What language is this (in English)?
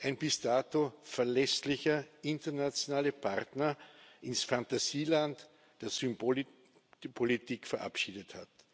German